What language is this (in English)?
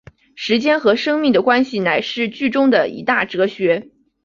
Chinese